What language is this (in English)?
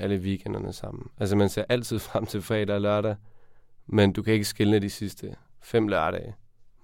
Danish